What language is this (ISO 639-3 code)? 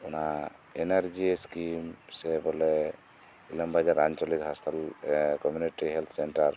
sat